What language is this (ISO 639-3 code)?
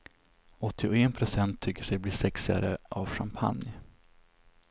swe